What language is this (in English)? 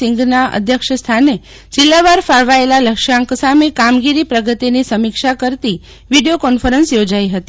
Gujarati